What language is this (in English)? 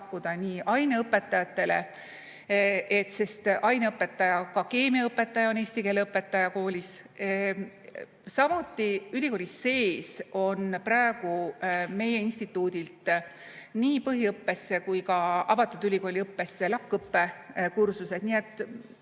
Estonian